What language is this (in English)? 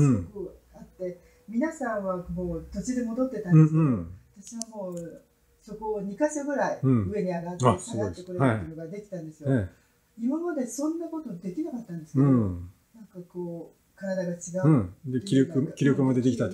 Japanese